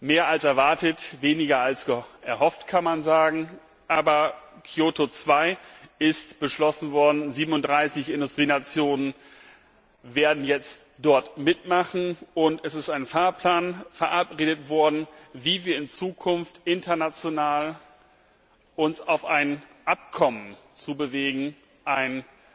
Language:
German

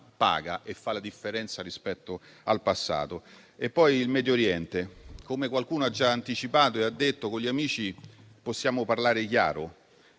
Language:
Italian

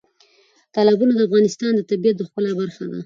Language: Pashto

